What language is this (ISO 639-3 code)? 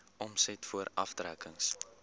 afr